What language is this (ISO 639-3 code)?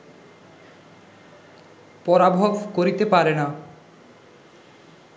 ben